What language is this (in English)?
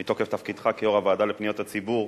Hebrew